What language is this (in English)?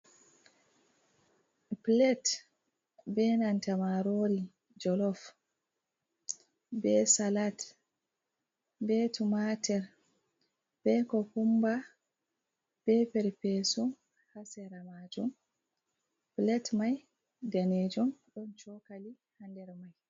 Fula